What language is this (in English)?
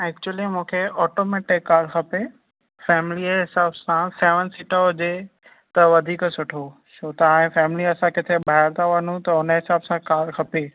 Sindhi